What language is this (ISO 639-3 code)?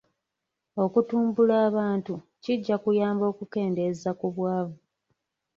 lug